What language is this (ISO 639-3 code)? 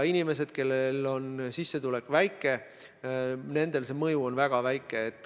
est